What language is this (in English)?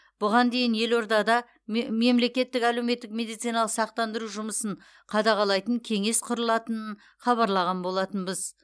Kazakh